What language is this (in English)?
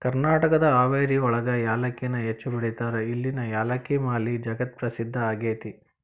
Kannada